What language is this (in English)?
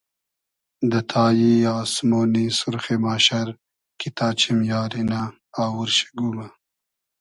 Hazaragi